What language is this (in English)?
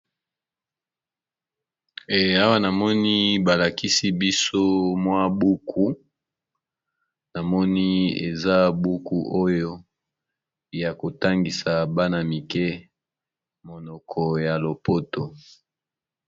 Lingala